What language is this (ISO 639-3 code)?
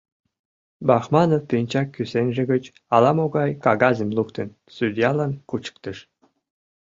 chm